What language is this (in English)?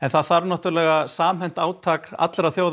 Icelandic